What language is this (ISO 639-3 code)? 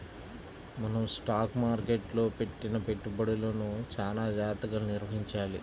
tel